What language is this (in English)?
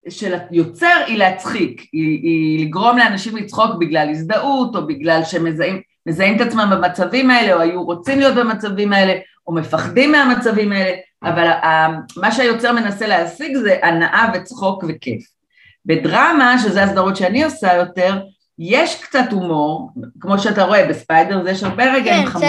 Hebrew